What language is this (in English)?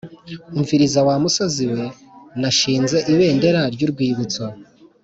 Kinyarwanda